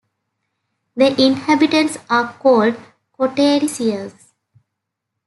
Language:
English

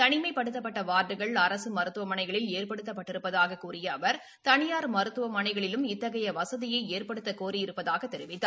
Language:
Tamil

